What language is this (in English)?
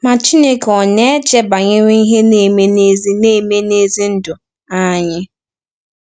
Igbo